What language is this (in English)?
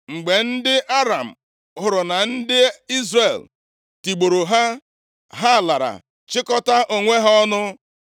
Igbo